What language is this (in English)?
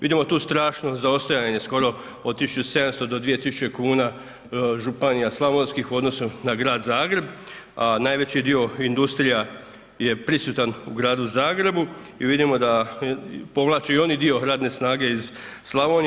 Croatian